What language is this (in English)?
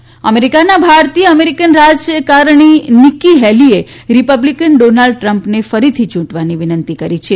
Gujarati